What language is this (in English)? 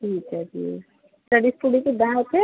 Punjabi